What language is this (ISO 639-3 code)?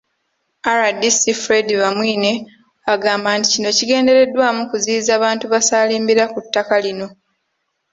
lug